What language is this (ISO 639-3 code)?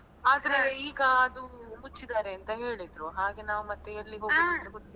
kan